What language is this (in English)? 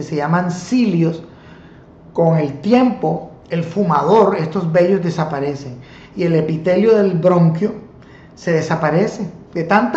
Spanish